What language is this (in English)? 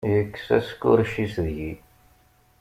Kabyle